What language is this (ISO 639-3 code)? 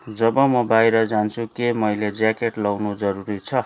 nep